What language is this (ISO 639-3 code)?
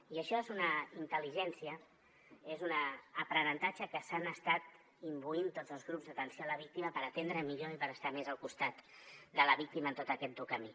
cat